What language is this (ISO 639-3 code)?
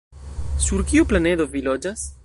epo